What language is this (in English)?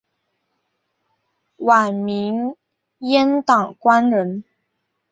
Chinese